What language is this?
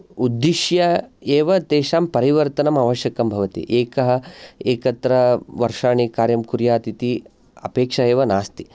Sanskrit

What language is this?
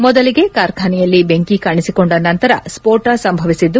Kannada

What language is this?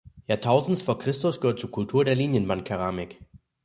German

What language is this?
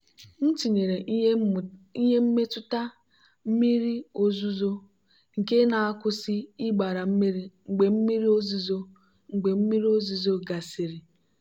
Igbo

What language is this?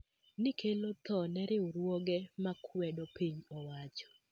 Luo (Kenya and Tanzania)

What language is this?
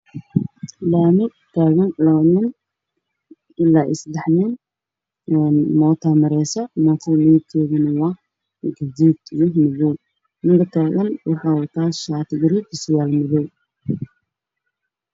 Somali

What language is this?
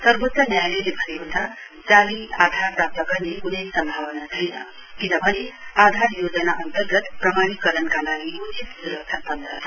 Nepali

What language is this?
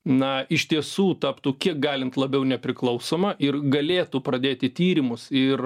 Lithuanian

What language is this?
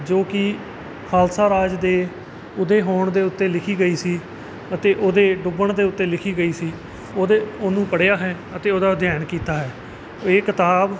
Punjabi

